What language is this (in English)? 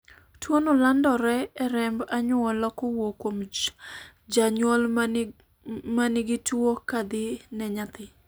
Luo (Kenya and Tanzania)